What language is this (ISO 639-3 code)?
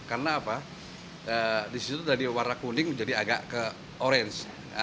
ind